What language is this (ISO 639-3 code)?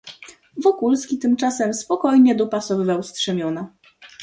pol